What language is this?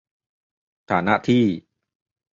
Thai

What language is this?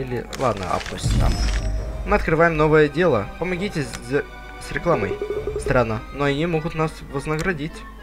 Russian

